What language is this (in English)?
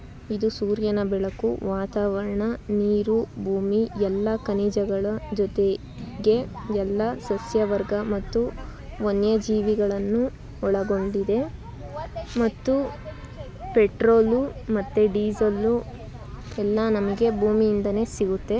Kannada